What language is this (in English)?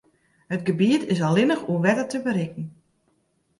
Western Frisian